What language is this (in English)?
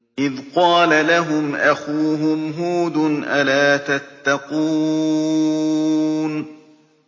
Arabic